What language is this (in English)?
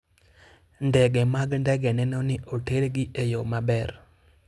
Luo (Kenya and Tanzania)